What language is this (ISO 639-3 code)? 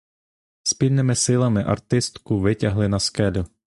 ukr